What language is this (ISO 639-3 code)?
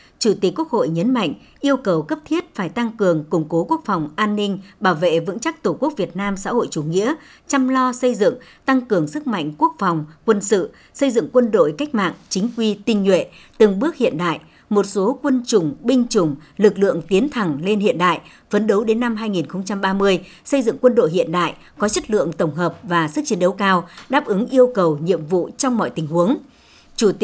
vie